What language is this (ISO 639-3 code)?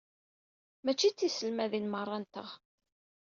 kab